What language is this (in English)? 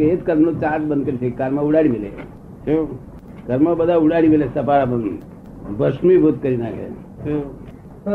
Gujarati